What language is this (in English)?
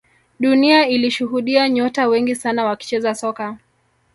Swahili